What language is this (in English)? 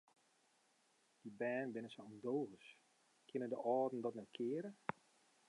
Western Frisian